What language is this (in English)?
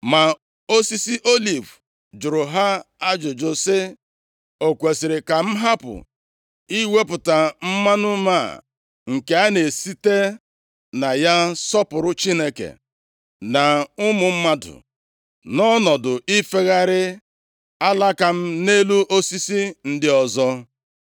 Igbo